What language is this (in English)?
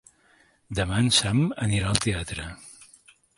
Catalan